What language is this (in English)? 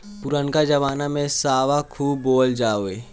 Bhojpuri